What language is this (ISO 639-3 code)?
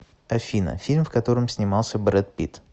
rus